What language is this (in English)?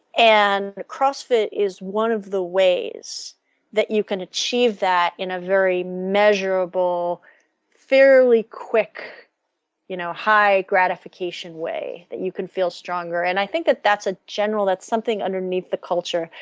English